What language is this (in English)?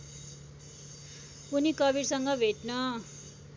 Nepali